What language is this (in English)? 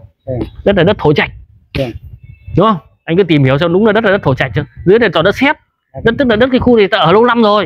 Vietnamese